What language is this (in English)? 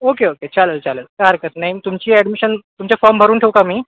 Marathi